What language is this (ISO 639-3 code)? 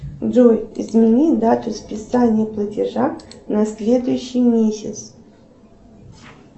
rus